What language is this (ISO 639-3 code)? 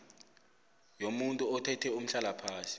nbl